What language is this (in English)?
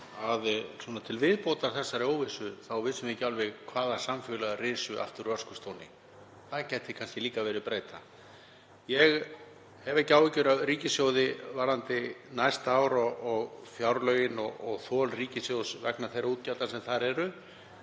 Icelandic